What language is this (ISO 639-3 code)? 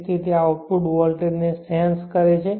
guj